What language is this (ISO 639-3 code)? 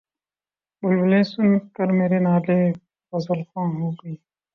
urd